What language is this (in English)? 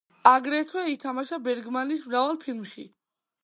Georgian